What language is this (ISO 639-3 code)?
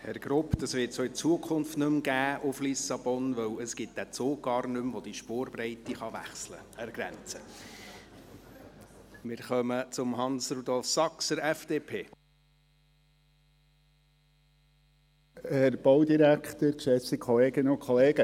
gsw